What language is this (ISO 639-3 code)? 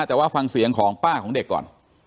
tha